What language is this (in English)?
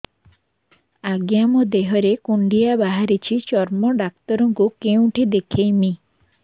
Odia